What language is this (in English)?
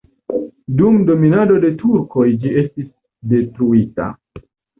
Esperanto